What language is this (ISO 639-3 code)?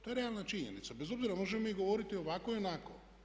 hrv